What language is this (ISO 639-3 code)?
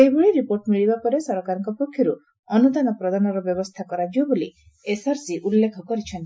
ori